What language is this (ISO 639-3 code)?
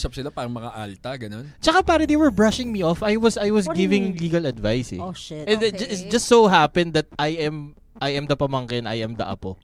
fil